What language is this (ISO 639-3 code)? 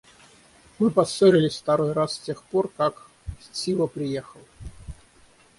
rus